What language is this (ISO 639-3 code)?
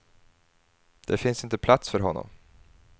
swe